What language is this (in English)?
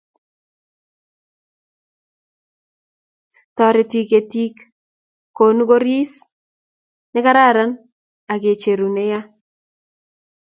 Kalenjin